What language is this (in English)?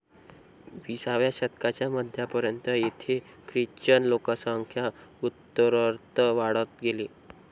Marathi